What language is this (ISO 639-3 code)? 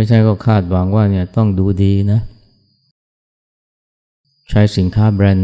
tha